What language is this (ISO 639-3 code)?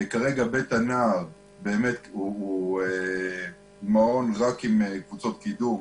heb